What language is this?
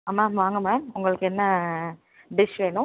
Tamil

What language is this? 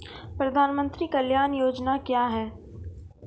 Maithili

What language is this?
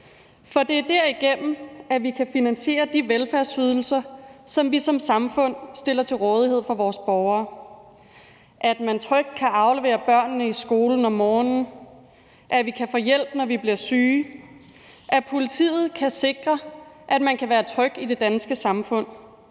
Danish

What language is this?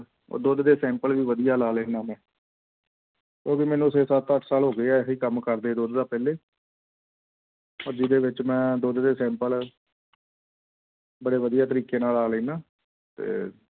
Punjabi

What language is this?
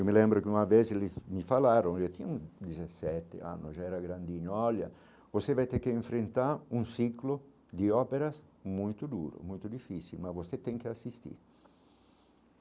Portuguese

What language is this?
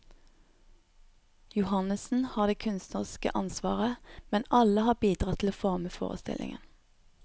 Norwegian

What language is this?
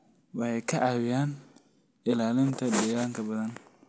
Somali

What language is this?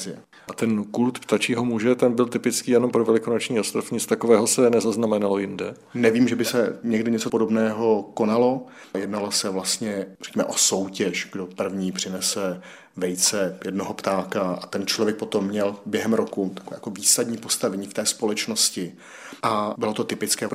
Czech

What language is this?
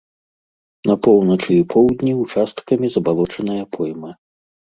Belarusian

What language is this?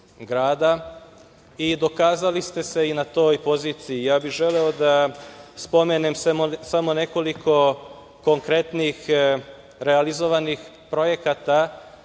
Serbian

